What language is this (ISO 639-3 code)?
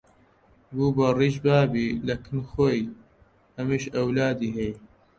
ckb